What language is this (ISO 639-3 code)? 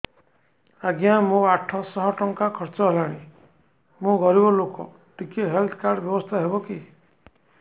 ori